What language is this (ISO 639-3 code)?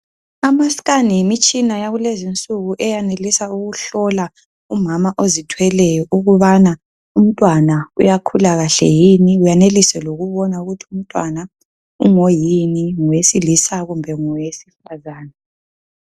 nde